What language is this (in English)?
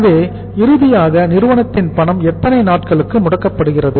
Tamil